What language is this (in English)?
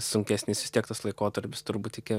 Lithuanian